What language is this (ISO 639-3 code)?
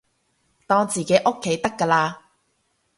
yue